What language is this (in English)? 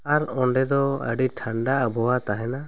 Santali